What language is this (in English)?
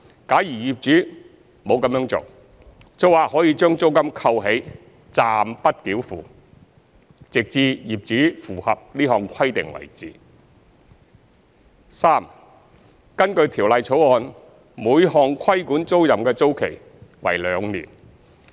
Cantonese